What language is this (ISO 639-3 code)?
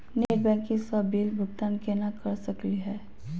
mag